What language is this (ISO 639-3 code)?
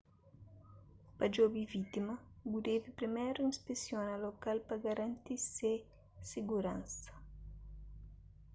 kea